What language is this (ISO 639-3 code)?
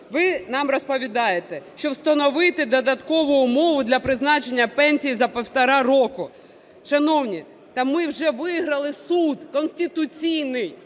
ukr